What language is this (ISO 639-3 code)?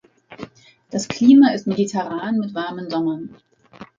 deu